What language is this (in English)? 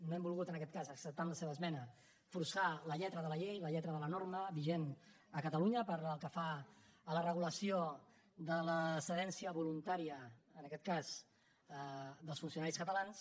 Catalan